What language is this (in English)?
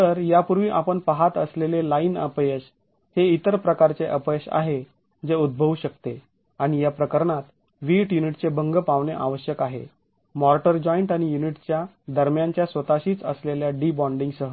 Marathi